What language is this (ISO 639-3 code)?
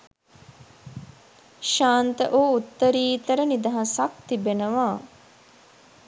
sin